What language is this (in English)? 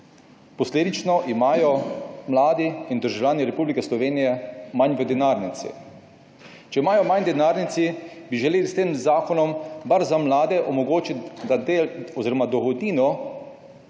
Slovenian